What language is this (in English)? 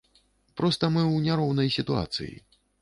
Belarusian